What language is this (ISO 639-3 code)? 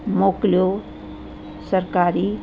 snd